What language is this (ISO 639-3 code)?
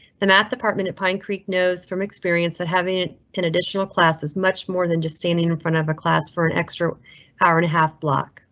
eng